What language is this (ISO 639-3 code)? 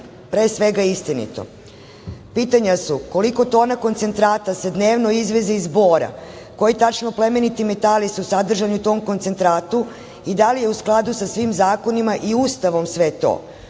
srp